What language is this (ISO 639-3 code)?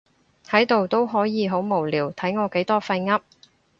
yue